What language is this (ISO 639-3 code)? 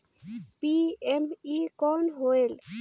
hne